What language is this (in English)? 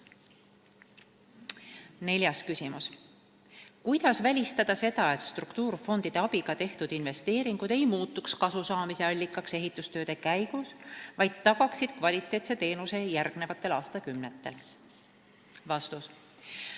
Estonian